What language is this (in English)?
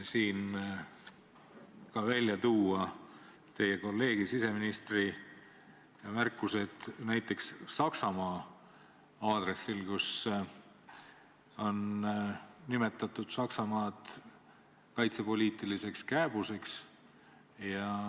Estonian